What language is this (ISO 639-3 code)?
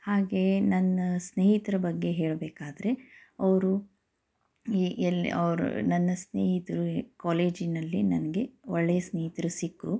kan